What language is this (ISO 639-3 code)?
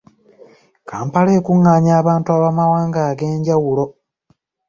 lug